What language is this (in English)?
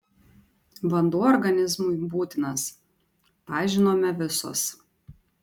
Lithuanian